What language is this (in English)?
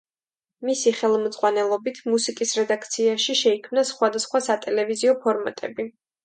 Georgian